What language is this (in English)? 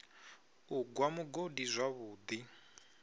Venda